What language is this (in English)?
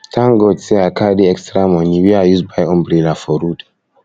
Nigerian Pidgin